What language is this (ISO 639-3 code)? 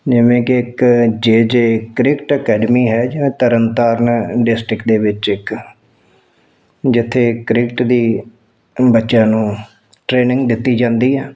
pan